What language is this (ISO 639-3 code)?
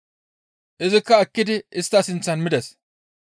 gmv